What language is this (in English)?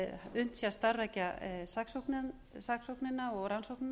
Icelandic